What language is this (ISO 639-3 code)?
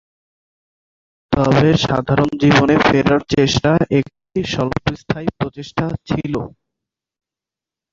ben